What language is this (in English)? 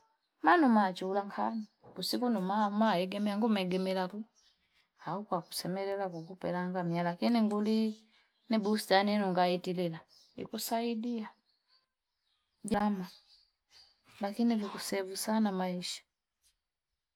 Fipa